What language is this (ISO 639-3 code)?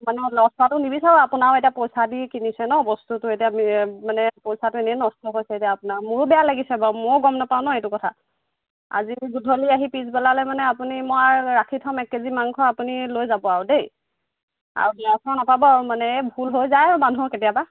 asm